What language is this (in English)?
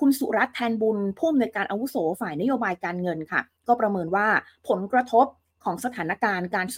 Thai